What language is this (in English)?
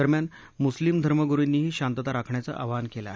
Marathi